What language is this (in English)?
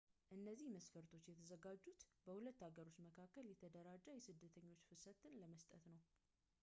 Amharic